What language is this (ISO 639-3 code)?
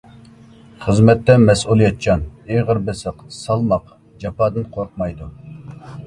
uig